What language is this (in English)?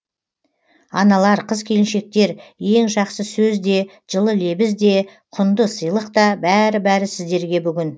Kazakh